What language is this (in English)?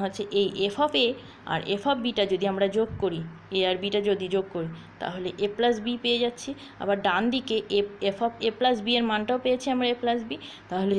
Hindi